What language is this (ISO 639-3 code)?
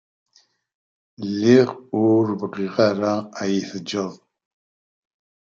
kab